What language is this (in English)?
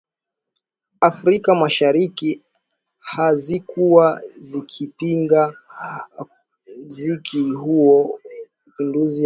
Swahili